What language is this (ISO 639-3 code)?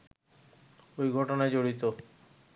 ben